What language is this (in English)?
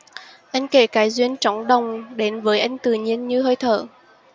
Vietnamese